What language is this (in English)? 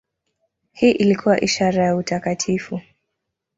Swahili